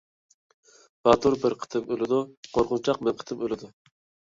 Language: Uyghur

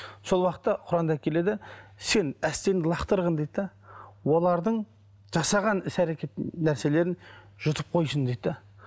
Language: Kazakh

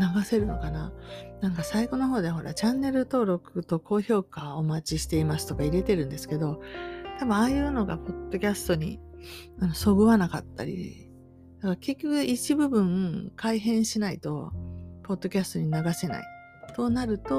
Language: Japanese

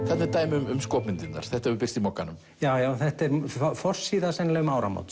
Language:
Icelandic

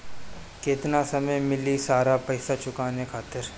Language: Bhojpuri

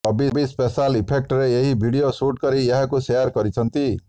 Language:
Odia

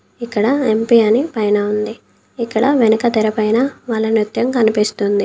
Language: Telugu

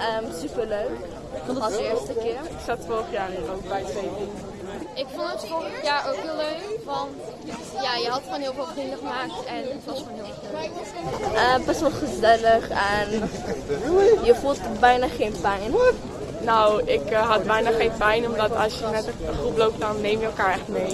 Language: Dutch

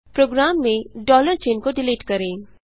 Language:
Hindi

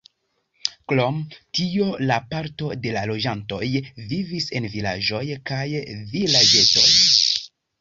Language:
Esperanto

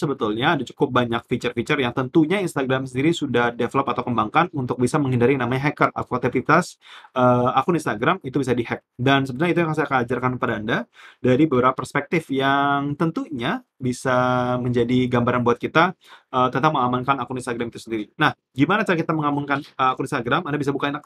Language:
Indonesian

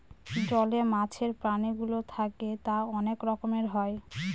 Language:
Bangla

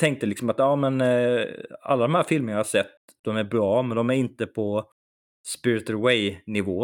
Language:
Swedish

